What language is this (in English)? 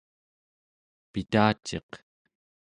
Central Yupik